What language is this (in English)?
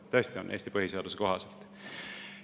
Estonian